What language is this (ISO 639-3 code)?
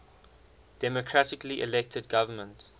eng